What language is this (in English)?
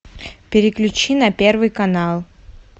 Russian